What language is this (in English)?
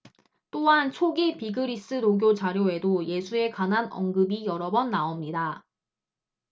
Korean